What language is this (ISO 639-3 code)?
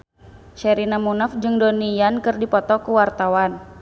sun